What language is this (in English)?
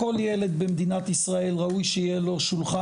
Hebrew